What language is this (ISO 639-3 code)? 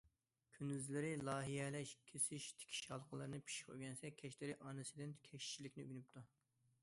uig